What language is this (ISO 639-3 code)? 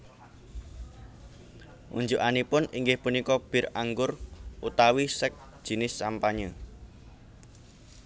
jav